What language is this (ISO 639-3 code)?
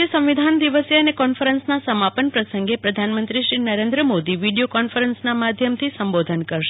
guj